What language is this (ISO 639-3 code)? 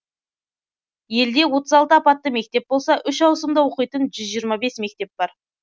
kaz